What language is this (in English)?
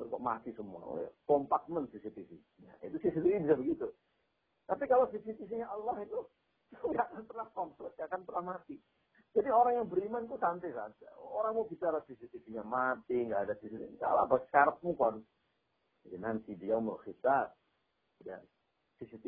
Indonesian